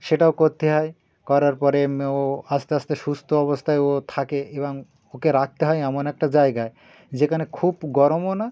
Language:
Bangla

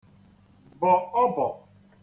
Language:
Igbo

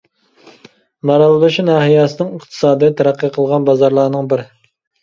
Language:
Uyghur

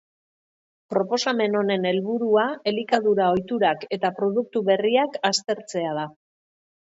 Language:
Basque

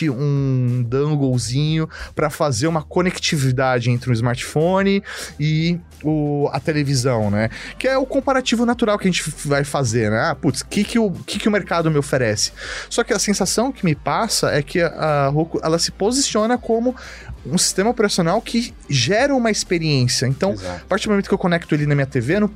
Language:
Portuguese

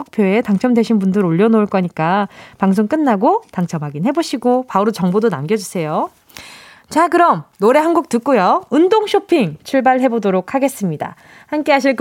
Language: Korean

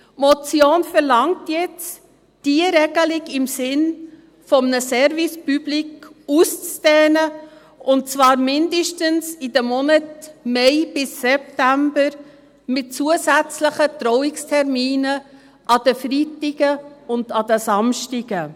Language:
Swiss German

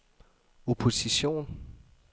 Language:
Danish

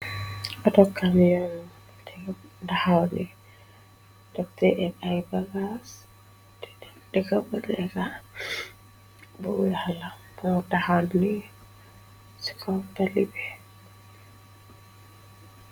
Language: Wolof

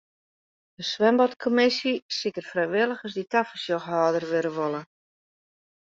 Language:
Western Frisian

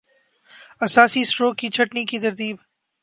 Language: Urdu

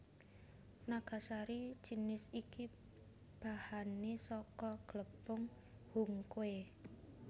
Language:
Javanese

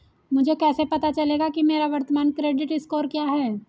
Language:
Hindi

